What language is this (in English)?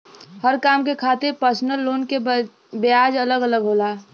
Bhojpuri